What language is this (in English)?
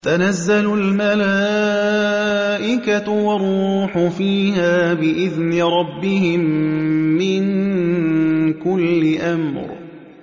Arabic